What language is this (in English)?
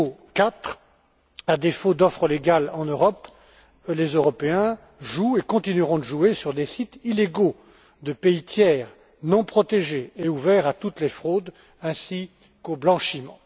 French